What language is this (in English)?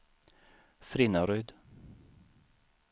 Swedish